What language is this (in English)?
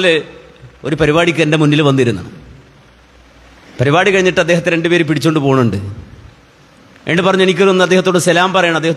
Arabic